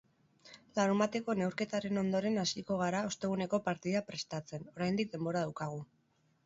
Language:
Basque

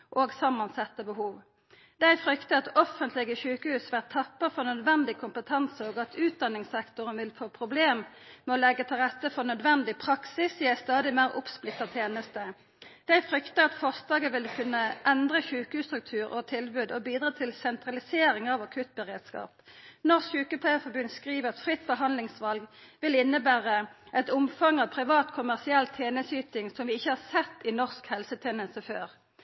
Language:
Norwegian Nynorsk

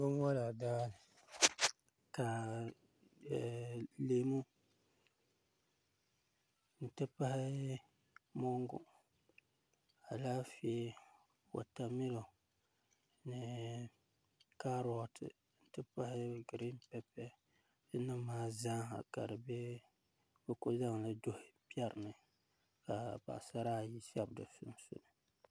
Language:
Dagbani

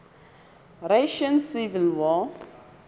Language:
Southern Sotho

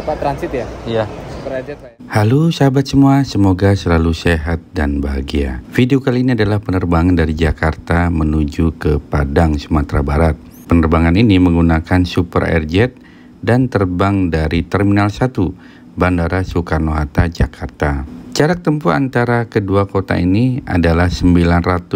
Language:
Indonesian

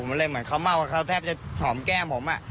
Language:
Thai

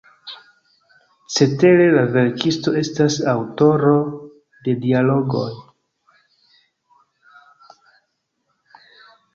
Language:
Esperanto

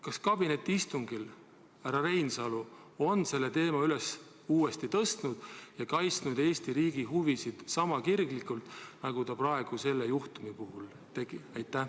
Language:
Estonian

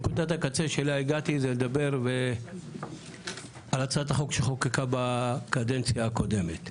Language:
Hebrew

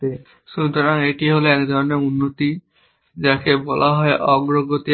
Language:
Bangla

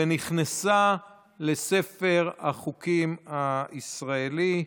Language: Hebrew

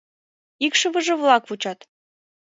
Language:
Mari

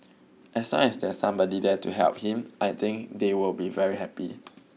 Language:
English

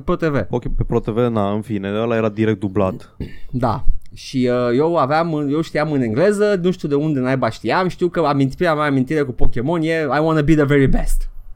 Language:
Romanian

